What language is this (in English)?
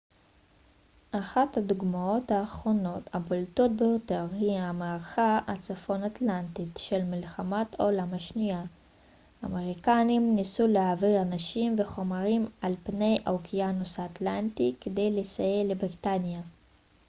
Hebrew